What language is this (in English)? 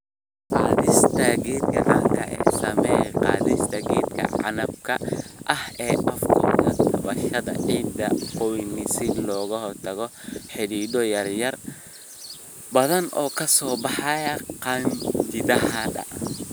Somali